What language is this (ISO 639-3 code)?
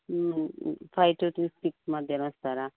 tel